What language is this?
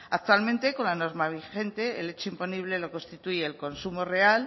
Spanish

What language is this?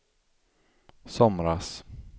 Swedish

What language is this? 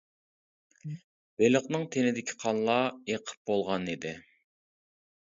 Uyghur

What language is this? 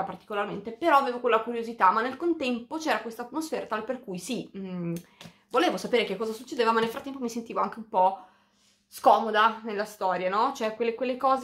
Italian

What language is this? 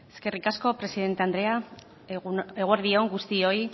Basque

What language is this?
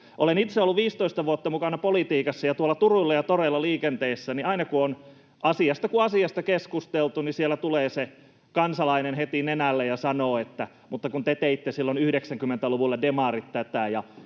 Finnish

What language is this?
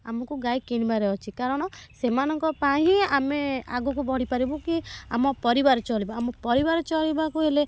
Odia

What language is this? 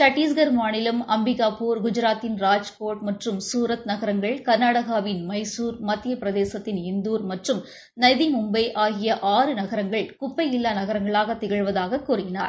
Tamil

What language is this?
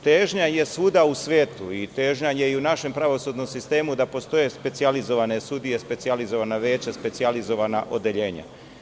Serbian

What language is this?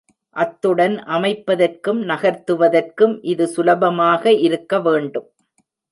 Tamil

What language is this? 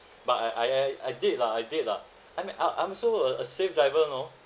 English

